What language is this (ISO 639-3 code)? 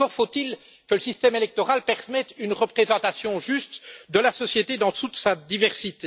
fra